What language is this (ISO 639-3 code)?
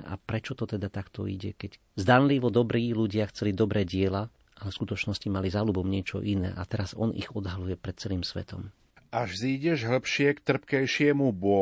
slk